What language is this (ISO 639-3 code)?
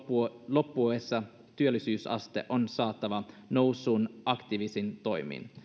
fin